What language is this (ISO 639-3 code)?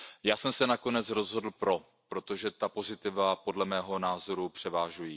ces